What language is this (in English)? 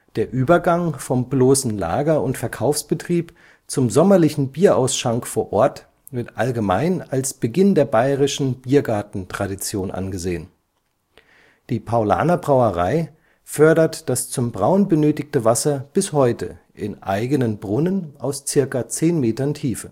German